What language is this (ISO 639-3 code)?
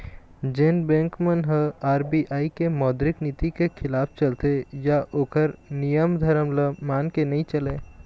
hne